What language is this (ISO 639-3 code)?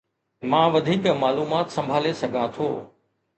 snd